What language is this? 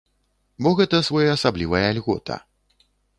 Belarusian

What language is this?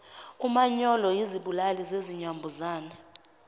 Zulu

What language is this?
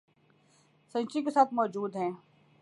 Urdu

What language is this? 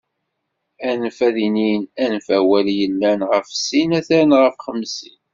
Kabyle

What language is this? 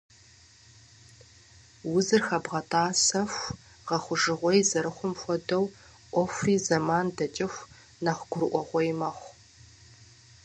Kabardian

